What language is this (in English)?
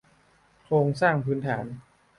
Thai